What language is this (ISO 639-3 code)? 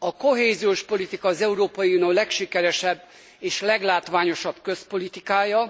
hun